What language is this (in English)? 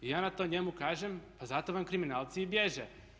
Croatian